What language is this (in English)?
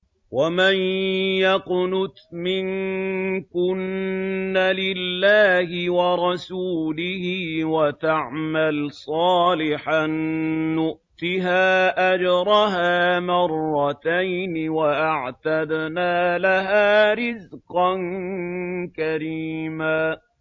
Arabic